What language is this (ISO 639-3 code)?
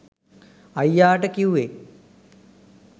sin